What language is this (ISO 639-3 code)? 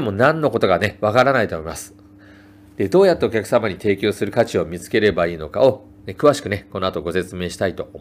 jpn